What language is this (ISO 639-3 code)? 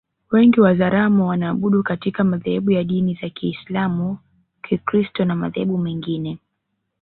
swa